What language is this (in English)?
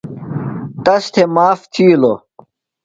Phalura